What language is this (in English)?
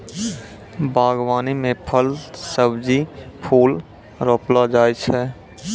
Maithili